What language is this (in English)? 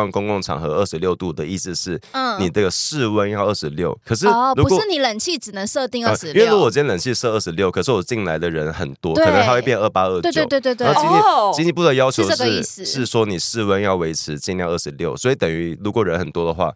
Chinese